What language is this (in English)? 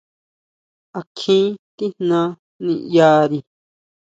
Huautla Mazatec